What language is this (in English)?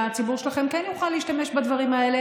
Hebrew